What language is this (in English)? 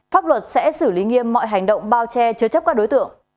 Vietnamese